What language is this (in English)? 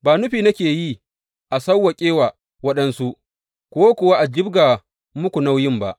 Hausa